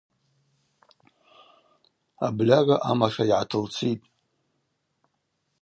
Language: Abaza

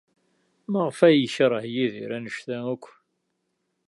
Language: Kabyle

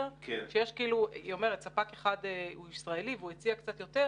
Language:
Hebrew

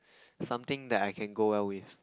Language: English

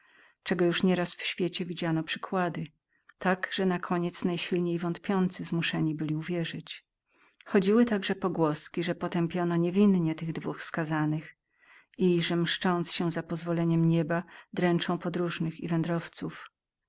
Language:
Polish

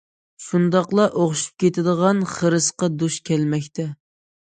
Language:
Uyghur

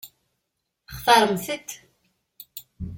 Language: Kabyle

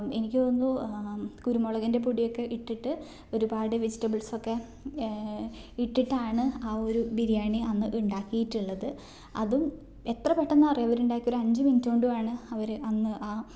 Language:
Malayalam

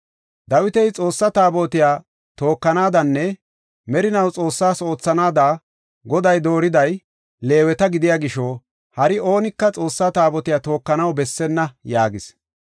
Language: Gofa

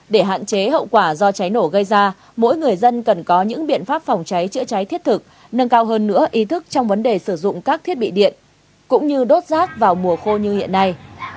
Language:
Vietnamese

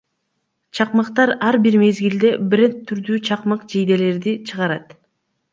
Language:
Kyrgyz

